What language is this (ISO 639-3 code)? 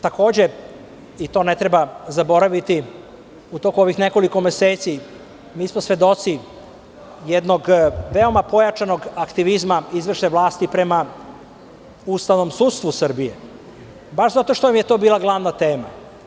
srp